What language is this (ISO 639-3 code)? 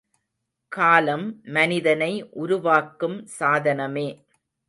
tam